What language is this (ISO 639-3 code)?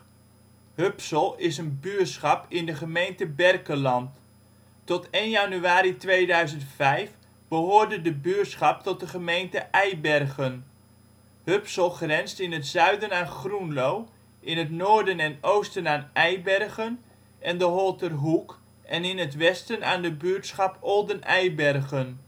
nld